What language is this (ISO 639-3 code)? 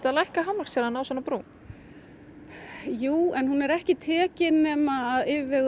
isl